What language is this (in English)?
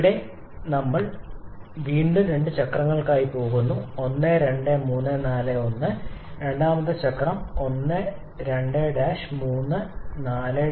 Malayalam